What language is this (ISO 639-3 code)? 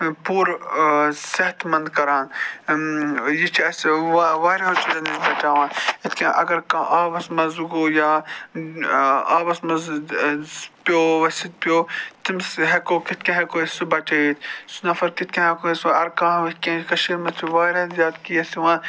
kas